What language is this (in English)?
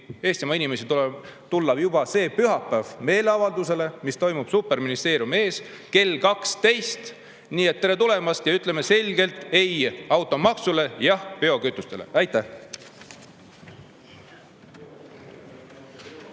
Estonian